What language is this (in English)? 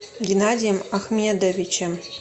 Russian